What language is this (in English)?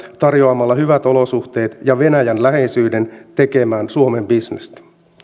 Finnish